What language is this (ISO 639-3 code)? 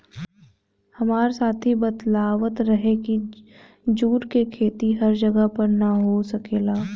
bho